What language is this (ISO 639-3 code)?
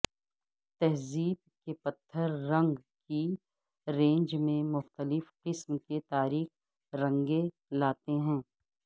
urd